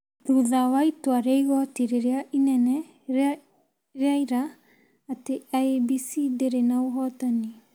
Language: Kikuyu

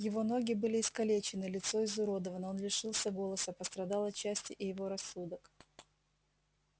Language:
Russian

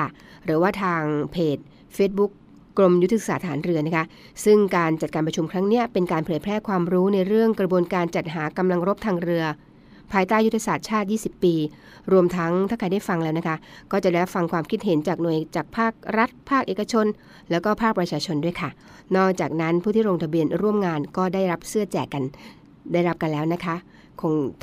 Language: Thai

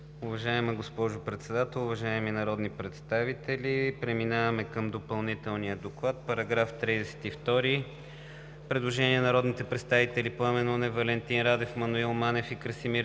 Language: Bulgarian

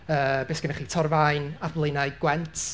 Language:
Welsh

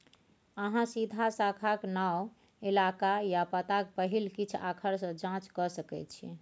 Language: Maithili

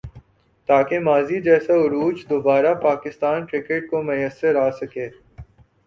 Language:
Urdu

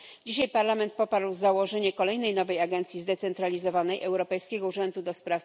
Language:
Polish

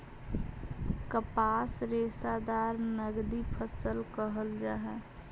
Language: Magahi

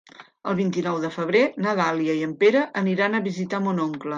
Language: Catalan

